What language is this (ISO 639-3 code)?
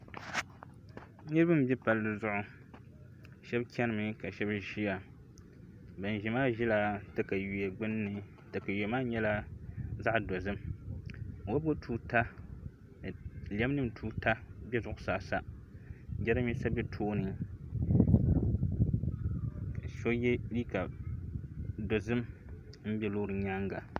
dag